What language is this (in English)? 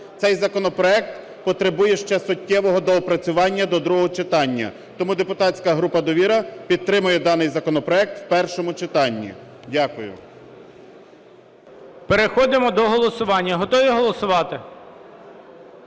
Ukrainian